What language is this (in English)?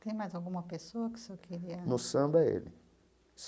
Portuguese